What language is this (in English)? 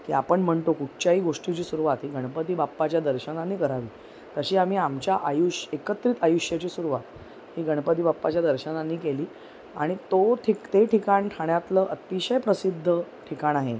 Marathi